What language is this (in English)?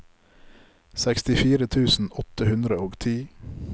Norwegian